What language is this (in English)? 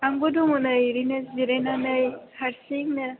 Bodo